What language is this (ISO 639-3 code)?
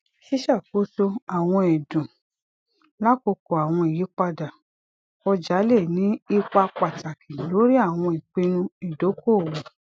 yor